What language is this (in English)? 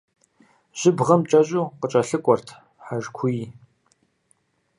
Kabardian